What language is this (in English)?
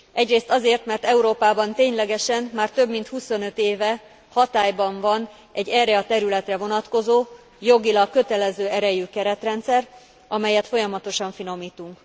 Hungarian